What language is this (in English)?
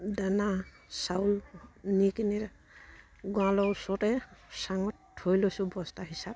Assamese